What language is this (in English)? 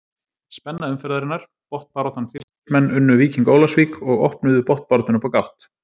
Icelandic